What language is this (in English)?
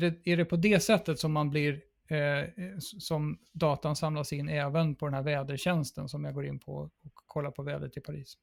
Swedish